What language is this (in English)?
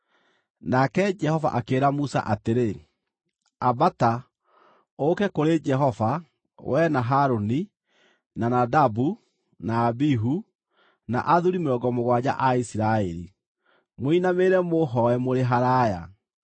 Kikuyu